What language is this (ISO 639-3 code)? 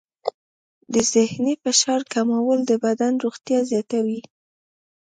pus